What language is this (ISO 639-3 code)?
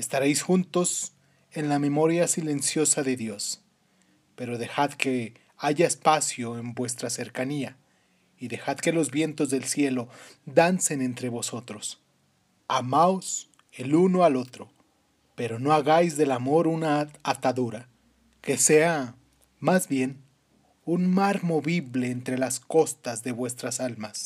spa